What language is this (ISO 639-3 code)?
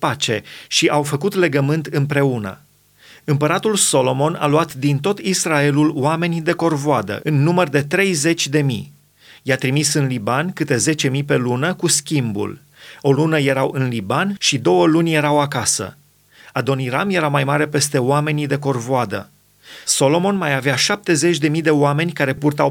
ron